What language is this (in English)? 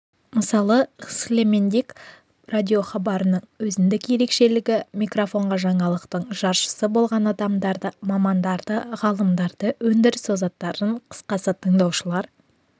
Kazakh